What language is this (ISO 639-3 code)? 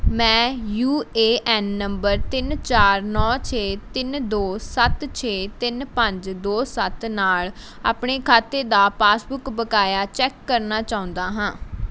pan